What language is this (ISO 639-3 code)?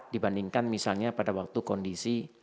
ind